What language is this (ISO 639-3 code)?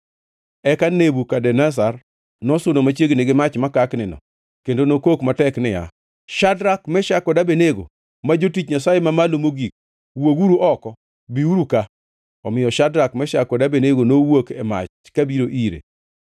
luo